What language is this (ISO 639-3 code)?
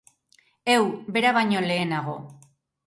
eus